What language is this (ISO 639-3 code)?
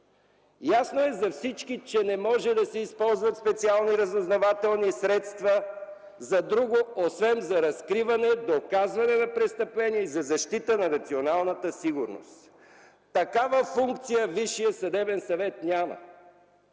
bul